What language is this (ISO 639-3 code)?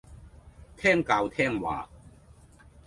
yue